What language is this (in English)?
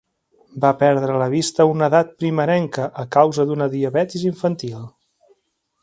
Catalan